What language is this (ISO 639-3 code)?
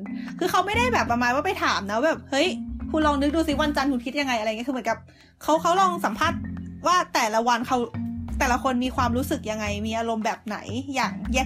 tha